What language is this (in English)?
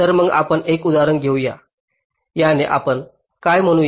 Marathi